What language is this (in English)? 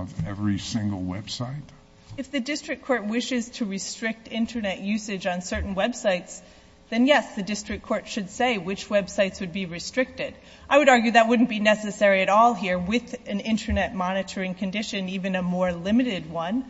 English